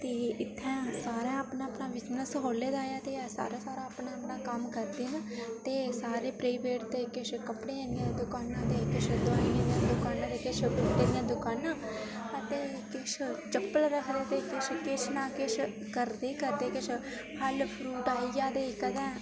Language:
Dogri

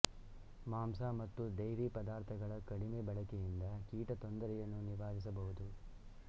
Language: Kannada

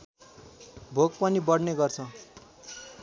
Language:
Nepali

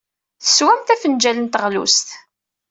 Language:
Kabyle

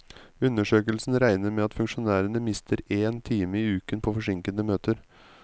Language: Norwegian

